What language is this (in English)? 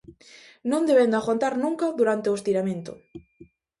Galician